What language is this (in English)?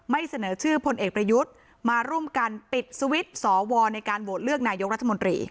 Thai